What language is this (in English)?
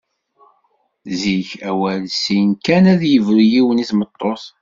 Kabyle